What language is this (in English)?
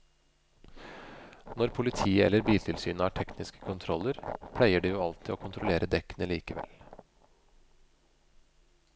Norwegian